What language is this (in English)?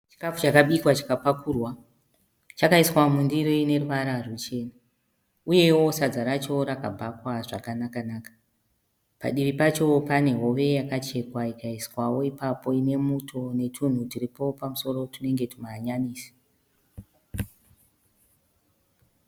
Shona